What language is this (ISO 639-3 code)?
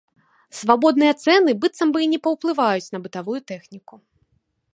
bel